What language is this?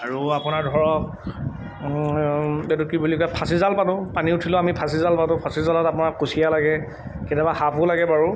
Assamese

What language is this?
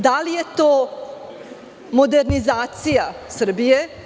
Serbian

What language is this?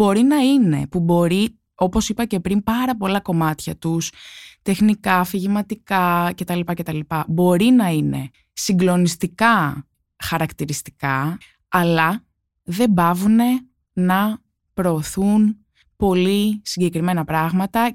Greek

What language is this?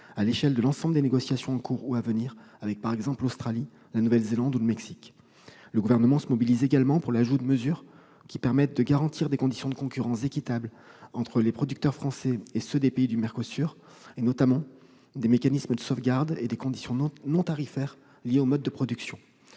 French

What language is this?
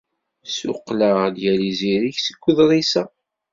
Kabyle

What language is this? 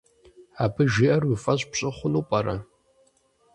Kabardian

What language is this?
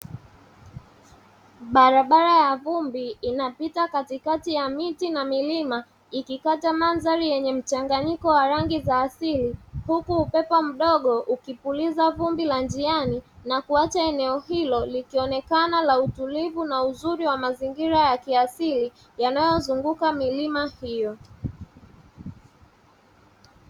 Swahili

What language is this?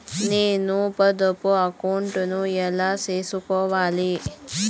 Telugu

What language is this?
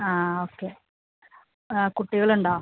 Malayalam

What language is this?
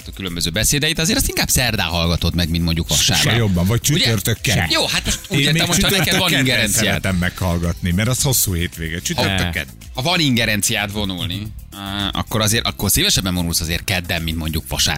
Hungarian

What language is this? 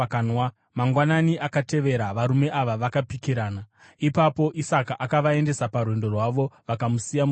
Shona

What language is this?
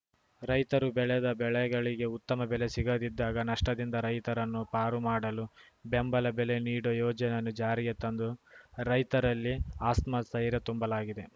Kannada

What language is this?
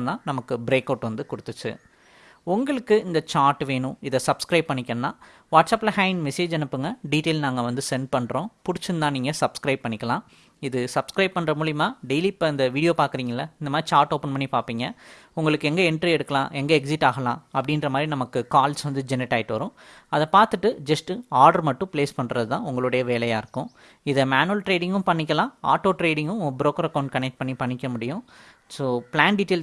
Tamil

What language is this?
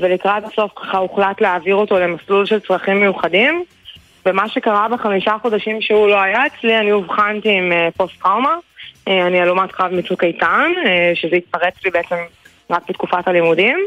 Hebrew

